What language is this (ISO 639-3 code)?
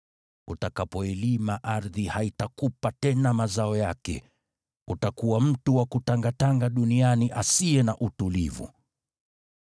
swa